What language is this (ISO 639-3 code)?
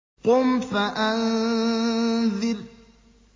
ara